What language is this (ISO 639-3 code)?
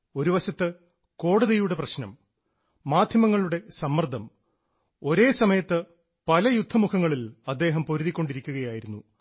mal